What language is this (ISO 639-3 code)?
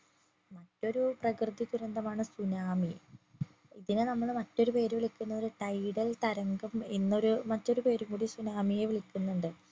mal